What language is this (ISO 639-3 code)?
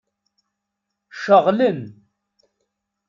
kab